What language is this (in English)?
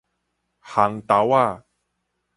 Min Nan Chinese